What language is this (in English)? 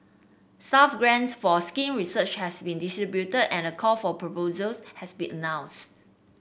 English